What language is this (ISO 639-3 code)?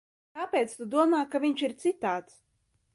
lav